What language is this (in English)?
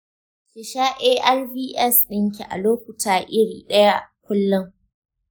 Hausa